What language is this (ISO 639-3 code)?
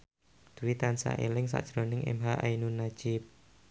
jav